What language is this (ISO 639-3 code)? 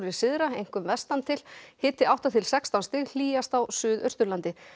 isl